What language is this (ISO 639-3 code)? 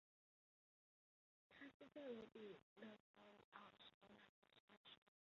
zho